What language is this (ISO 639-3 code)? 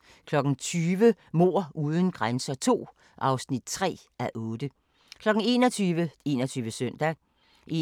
dan